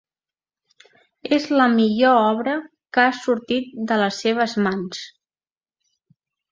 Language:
Catalan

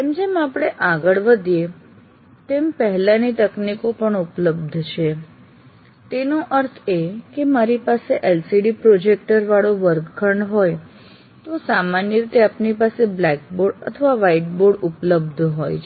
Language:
Gujarati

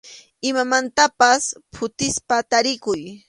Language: Arequipa-La Unión Quechua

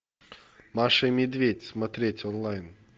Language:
Russian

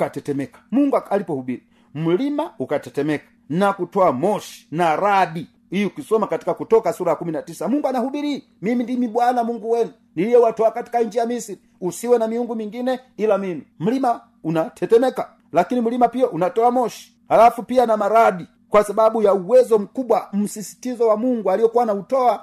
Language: Swahili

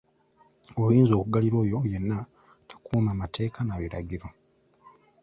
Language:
Ganda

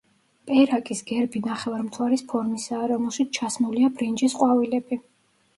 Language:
Georgian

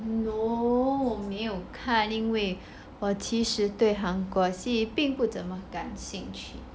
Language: English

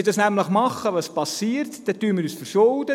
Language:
Swiss German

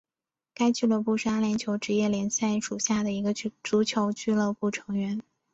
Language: Chinese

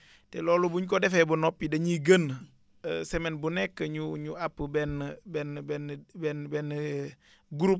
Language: Wolof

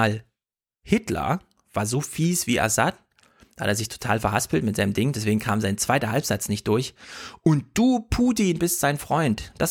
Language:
German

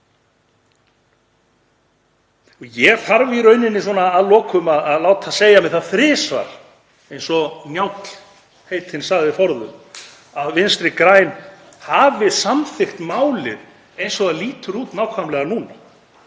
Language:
Icelandic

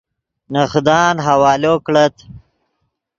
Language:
Yidgha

